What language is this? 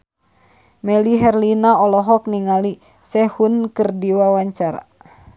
Sundanese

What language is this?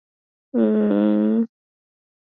Swahili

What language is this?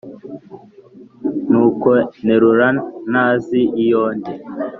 Kinyarwanda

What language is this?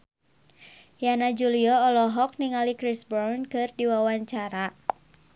Sundanese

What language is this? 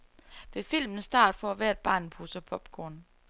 Danish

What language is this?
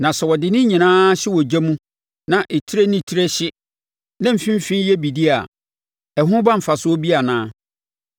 Akan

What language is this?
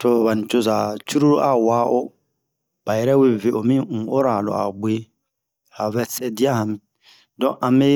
Bomu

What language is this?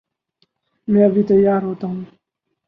Urdu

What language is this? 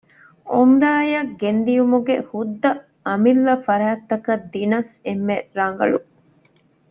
Divehi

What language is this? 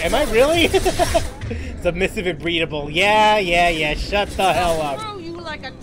English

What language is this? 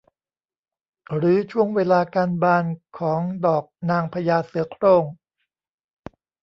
Thai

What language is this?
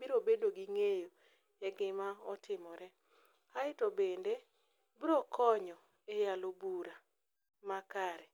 Luo (Kenya and Tanzania)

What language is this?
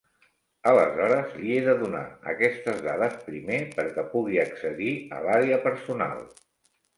Catalan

